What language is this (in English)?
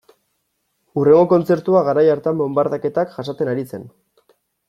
Basque